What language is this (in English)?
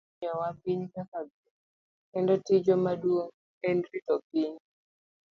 Luo (Kenya and Tanzania)